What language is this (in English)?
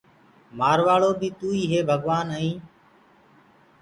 Gurgula